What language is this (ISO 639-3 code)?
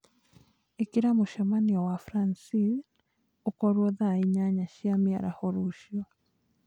kik